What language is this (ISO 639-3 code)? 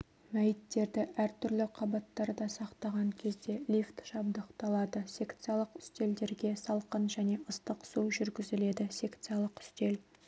kaz